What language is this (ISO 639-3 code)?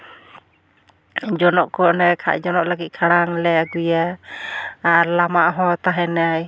sat